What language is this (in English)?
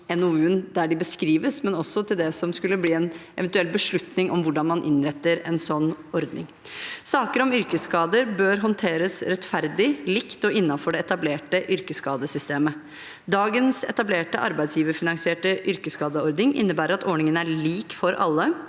Norwegian